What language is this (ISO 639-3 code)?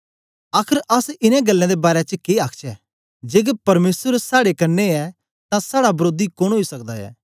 doi